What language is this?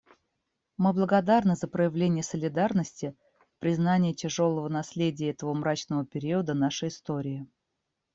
Russian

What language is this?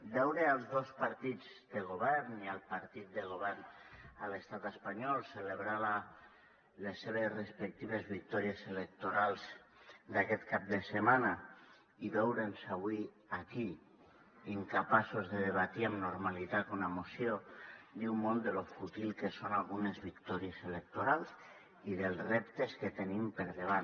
Catalan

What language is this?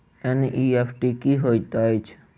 Maithili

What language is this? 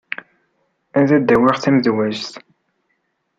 Kabyle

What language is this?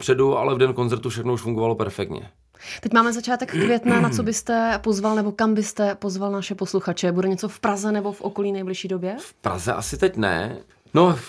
Czech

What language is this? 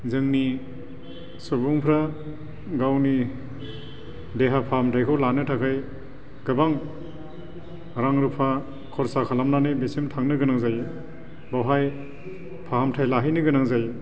Bodo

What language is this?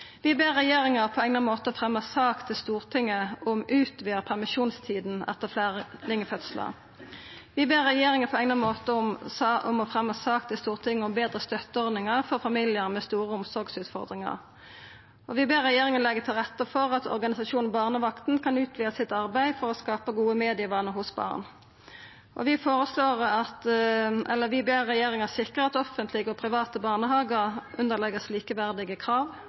Norwegian Nynorsk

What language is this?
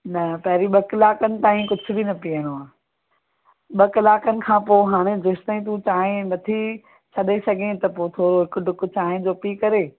Sindhi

